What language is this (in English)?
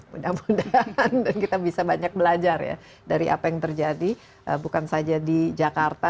Indonesian